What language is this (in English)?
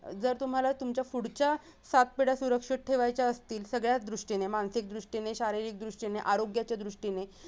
Marathi